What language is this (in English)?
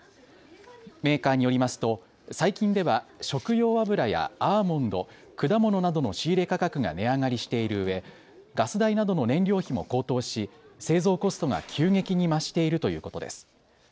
Japanese